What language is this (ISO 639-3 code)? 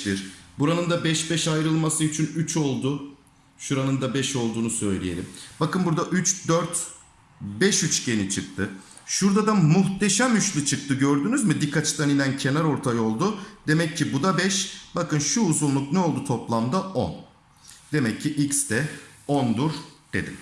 tur